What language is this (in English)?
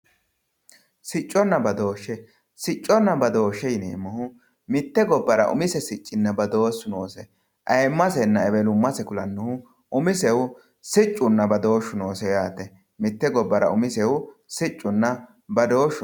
Sidamo